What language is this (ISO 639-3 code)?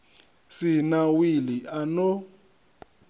ven